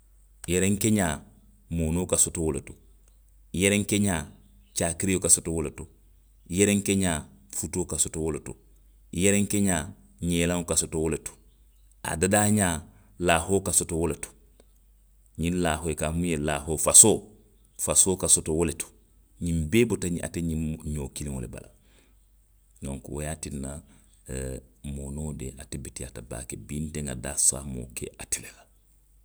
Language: Western Maninkakan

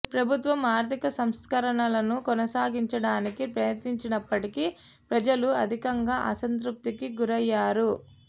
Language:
Telugu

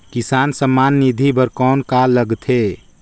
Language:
Chhattisgarhi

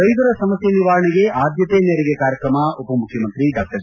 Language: Kannada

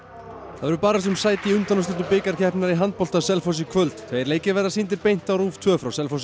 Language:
Icelandic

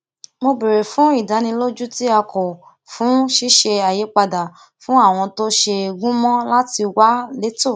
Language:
Yoruba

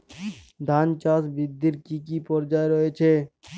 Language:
Bangla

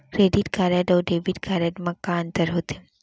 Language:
Chhattisgarhi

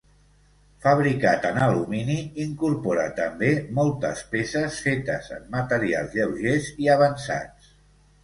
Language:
Catalan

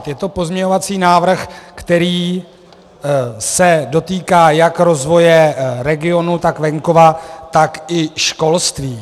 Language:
Czech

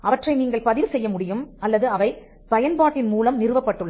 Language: Tamil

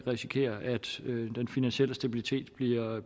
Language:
Danish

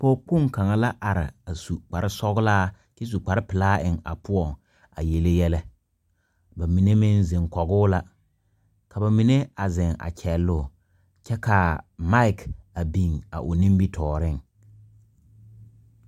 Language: Southern Dagaare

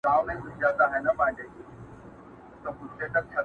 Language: Pashto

